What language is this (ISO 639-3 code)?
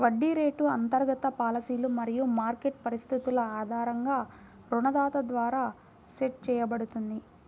tel